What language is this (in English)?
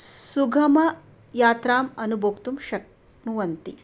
Sanskrit